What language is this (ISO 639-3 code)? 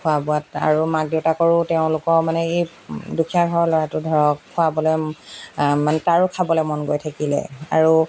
asm